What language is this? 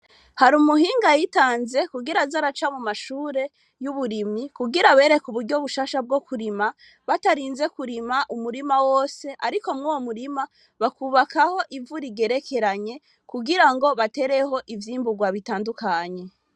Rundi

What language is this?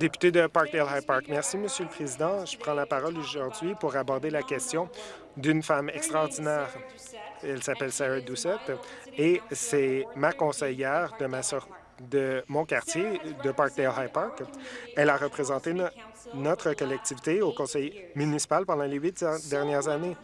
French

